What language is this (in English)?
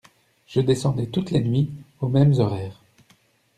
French